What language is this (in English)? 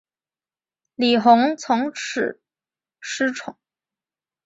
Chinese